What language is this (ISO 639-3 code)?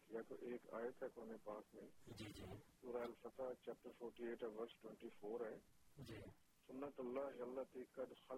urd